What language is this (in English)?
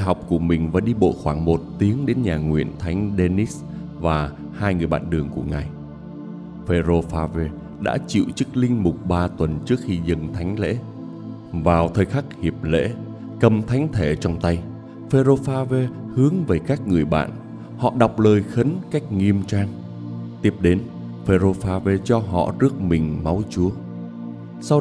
Vietnamese